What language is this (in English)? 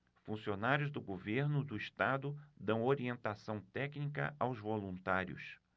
Portuguese